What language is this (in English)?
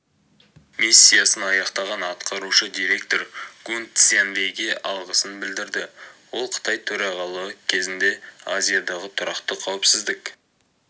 Kazakh